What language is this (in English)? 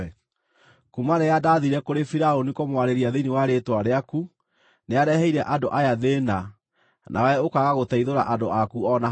Kikuyu